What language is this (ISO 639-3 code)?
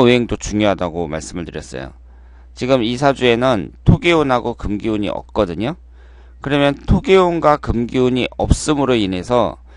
kor